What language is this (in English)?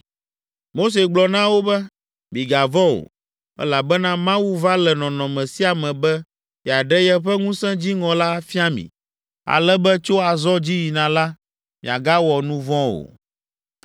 Ewe